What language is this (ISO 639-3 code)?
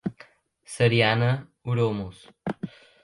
por